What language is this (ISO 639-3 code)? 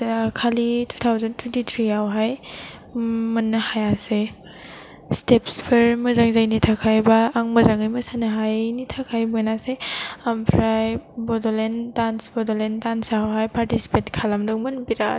brx